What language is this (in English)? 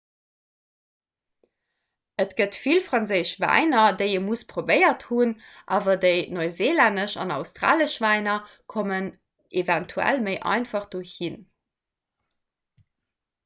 Luxembourgish